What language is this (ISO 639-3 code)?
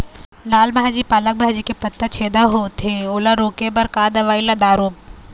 hne